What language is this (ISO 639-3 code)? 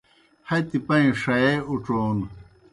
plk